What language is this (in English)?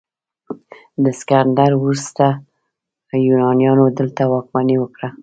Pashto